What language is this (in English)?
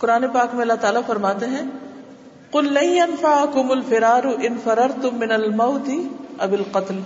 Urdu